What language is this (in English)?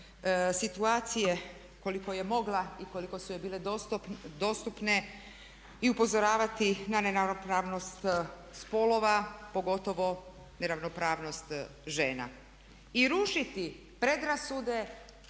Croatian